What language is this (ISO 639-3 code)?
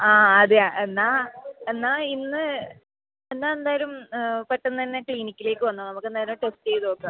mal